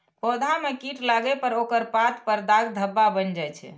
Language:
Maithili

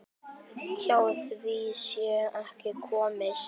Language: Icelandic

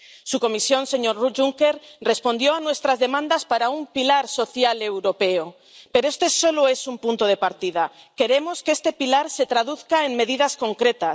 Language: Spanish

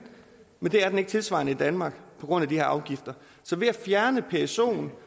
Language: Danish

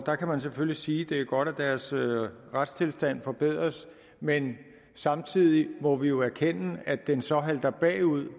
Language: Danish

